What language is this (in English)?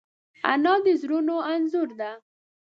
Pashto